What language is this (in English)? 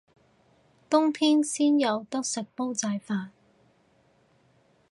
Cantonese